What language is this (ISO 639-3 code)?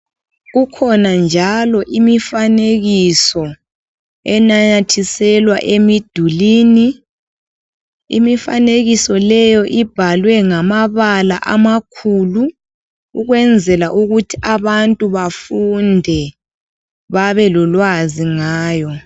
nde